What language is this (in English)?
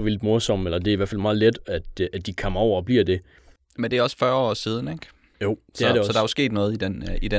Danish